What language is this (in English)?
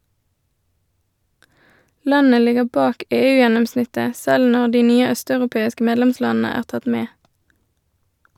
Norwegian